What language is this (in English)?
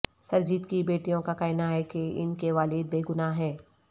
Urdu